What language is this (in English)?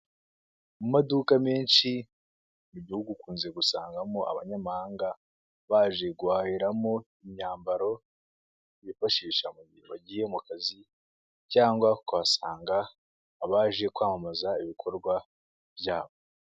Kinyarwanda